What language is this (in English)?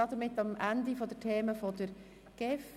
Swiss German